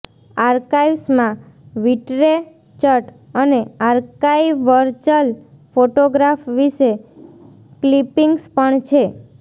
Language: Gujarati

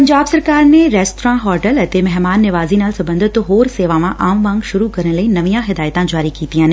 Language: Punjabi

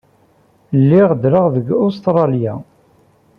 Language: Kabyle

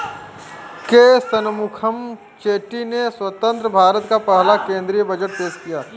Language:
Hindi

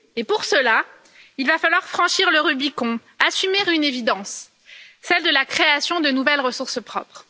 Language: French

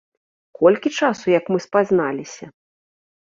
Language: Belarusian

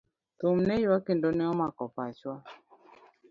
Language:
Luo (Kenya and Tanzania)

